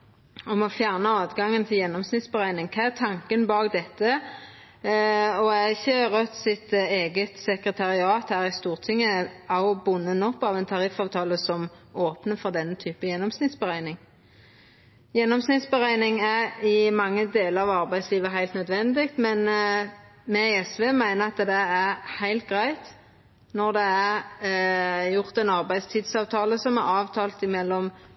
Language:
Norwegian Nynorsk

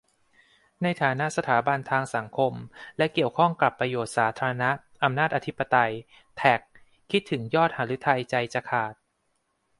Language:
Thai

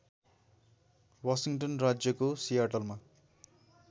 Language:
Nepali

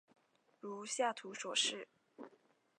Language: Chinese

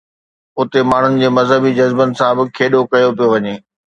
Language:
Sindhi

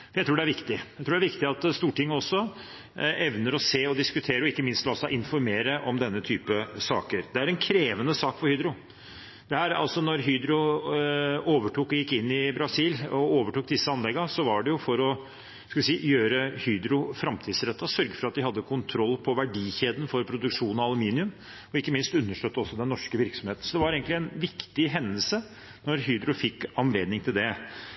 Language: Norwegian Bokmål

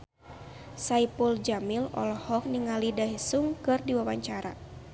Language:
Sundanese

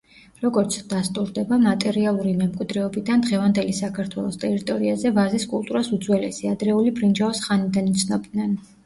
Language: Georgian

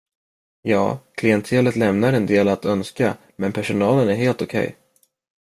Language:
Swedish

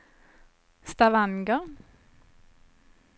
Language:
Swedish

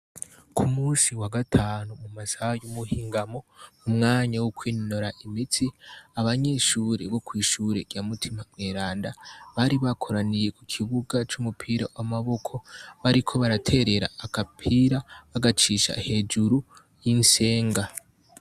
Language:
Rundi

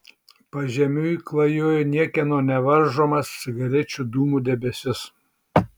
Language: Lithuanian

